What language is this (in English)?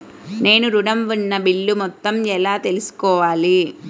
Telugu